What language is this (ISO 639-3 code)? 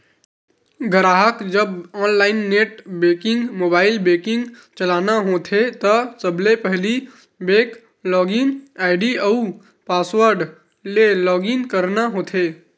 hne